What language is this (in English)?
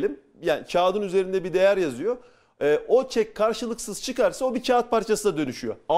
Turkish